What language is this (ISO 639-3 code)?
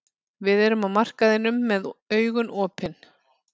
isl